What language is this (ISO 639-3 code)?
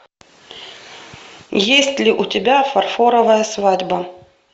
rus